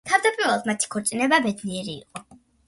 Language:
Georgian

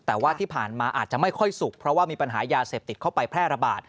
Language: Thai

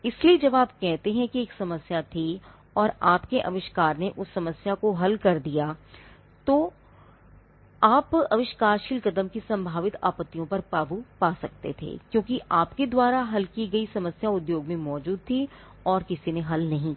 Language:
Hindi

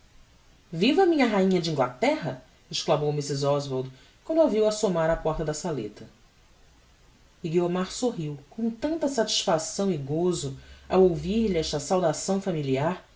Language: Portuguese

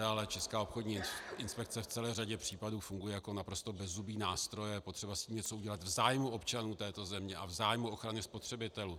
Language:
Czech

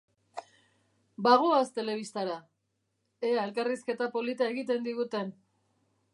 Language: Basque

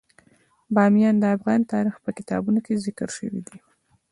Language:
Pashto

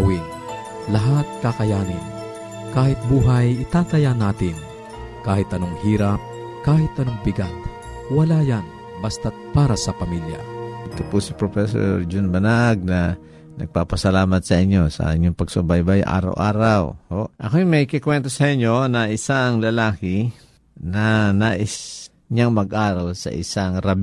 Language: Filipino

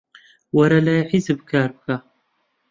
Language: Central Kurdish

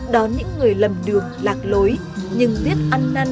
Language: Vietnamese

